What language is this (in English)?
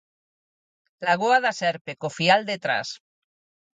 Galician